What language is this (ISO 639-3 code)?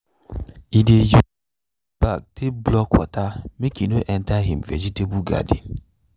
pcm